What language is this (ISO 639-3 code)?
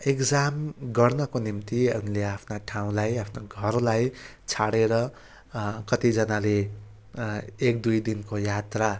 nep